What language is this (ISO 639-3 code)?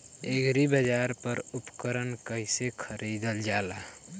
bho